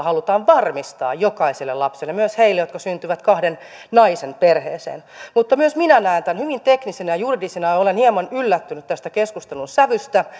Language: Finnish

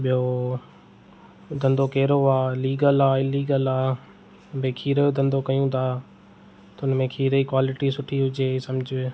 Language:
Sindhi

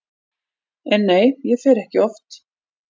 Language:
Icelandic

